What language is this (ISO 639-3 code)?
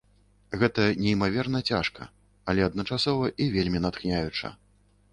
bel